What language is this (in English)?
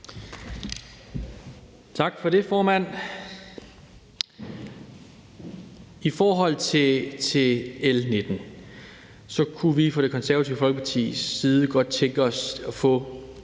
Danish